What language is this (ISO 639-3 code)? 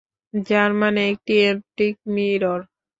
ben